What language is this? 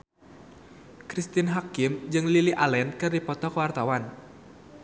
Sundanese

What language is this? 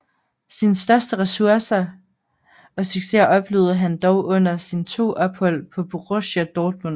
Danish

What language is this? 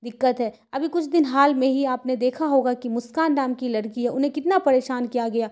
Urdu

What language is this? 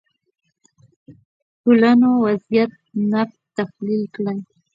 Pashto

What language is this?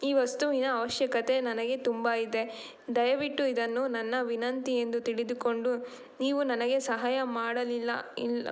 Kannada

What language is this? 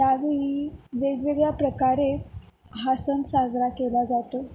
Marathi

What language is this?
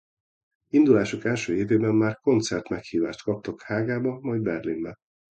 Hungarian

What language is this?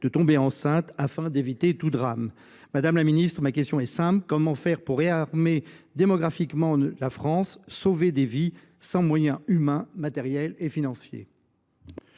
French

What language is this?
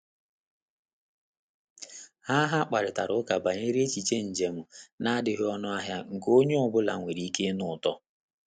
Igbo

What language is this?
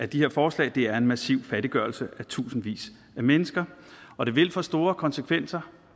Danish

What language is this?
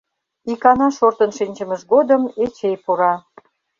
Mari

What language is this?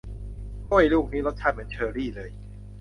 Thai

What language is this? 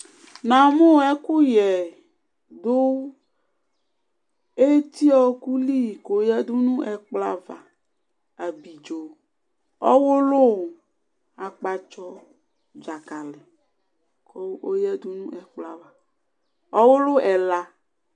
Ikposo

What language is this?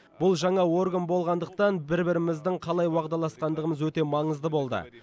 Kazakh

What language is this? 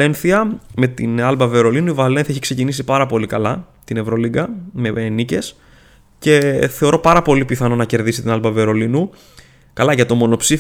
Greek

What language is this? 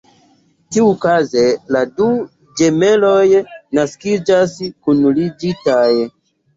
Esperanto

